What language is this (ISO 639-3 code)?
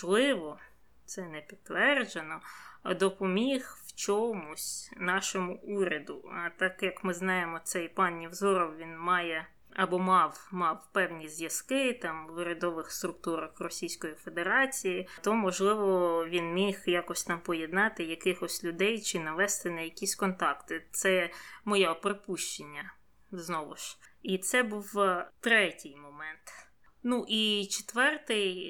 ukr